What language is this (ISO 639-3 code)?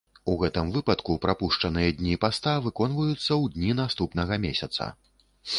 bel